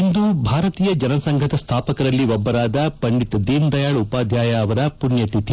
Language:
Kannada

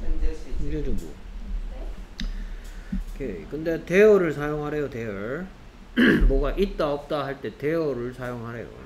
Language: Korean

